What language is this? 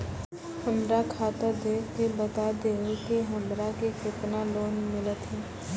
Maithili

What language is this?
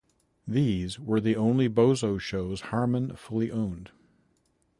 English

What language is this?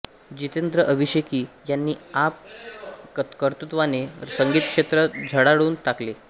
Marathi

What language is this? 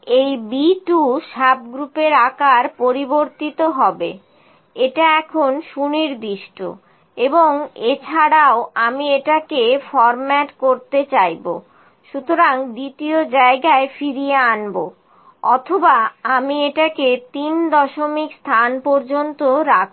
Bangla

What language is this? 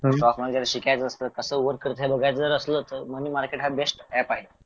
Marathi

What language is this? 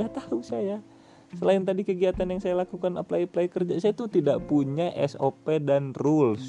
Indonesian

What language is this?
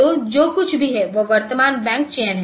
Hindi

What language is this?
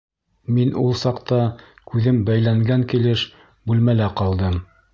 Bashkir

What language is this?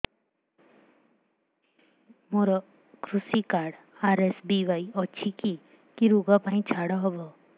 Odia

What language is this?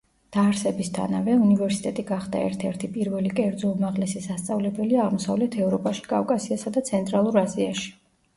Georgian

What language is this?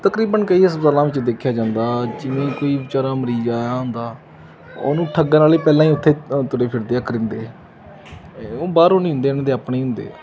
Punjabi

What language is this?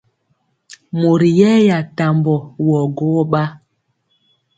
Mpiemo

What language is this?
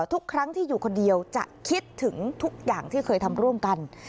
Thai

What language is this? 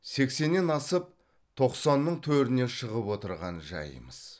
Kazakh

